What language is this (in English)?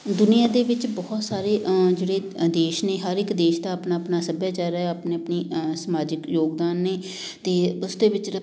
Punjabi